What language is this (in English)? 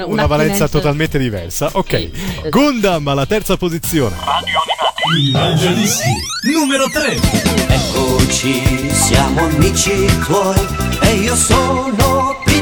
Italian